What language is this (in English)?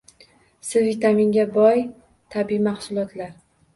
Uzbek